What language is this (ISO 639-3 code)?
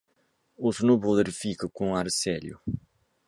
por